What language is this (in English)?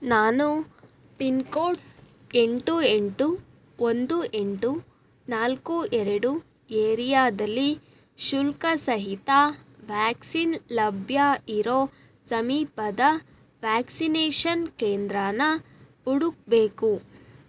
Kannada